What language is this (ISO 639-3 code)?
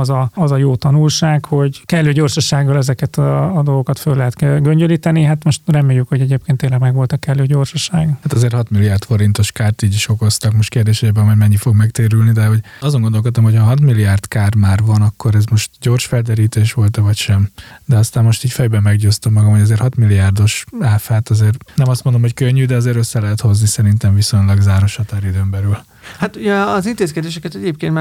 hun